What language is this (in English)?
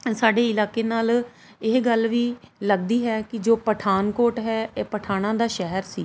Punjabi